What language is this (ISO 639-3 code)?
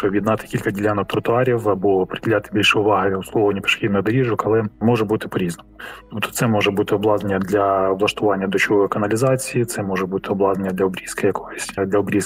ukr